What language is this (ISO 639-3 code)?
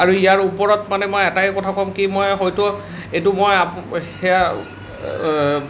asm